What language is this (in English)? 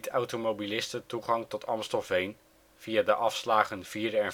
Dutch